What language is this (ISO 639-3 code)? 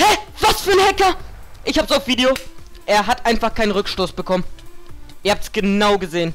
deu